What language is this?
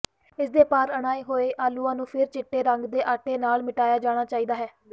Punjabi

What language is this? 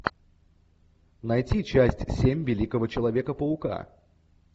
Russian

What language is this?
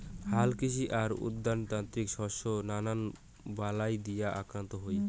Bangla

